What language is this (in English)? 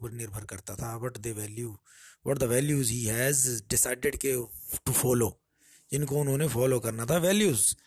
Hindi